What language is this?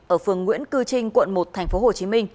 Vietnamese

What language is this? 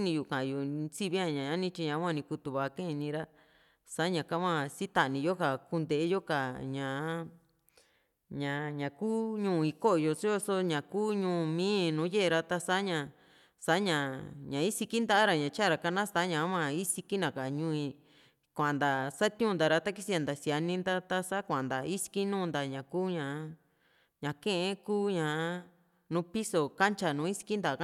Juxtlahuaca Mixtec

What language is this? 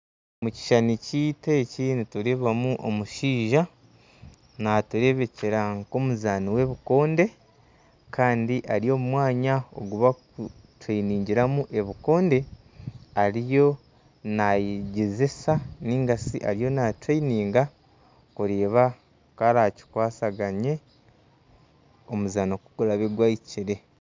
Nyankole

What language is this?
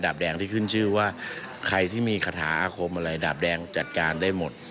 Thai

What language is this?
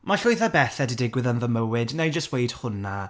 Welsh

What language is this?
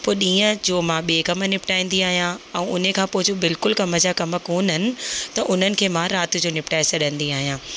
Sindhi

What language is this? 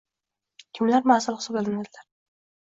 Uzbek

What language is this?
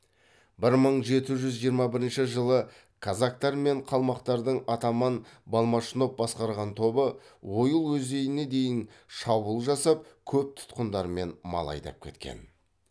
Kazakh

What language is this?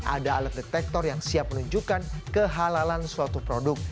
Indonesian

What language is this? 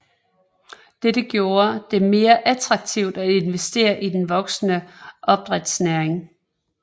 Danish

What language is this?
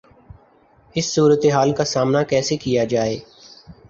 Urdu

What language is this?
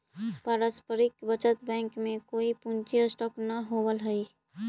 Magahi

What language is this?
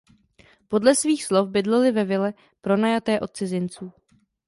Czech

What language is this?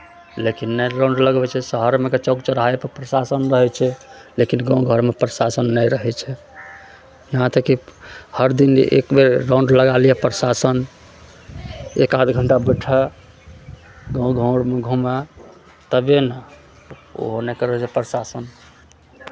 Maithili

